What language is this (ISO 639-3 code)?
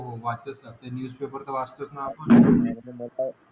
mar